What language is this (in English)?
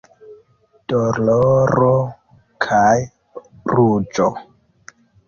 Esperanto